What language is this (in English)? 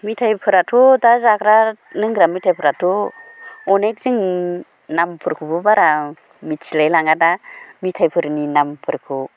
Bodo